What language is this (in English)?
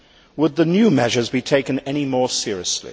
English